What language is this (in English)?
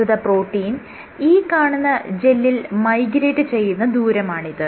Malayalam